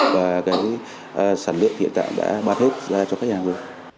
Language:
Vietnamese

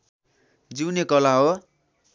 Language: Nepali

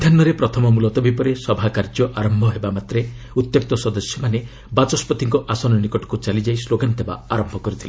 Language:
Odia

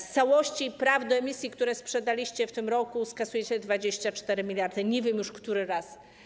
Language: Polish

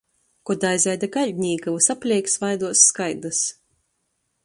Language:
Latgalian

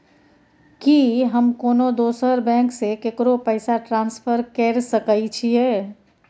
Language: Maithili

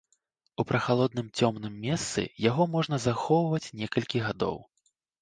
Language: Belarusian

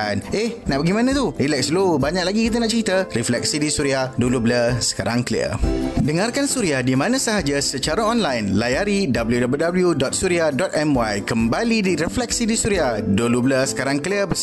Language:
Malay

